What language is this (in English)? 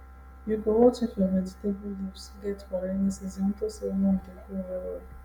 Nigerian Pidgin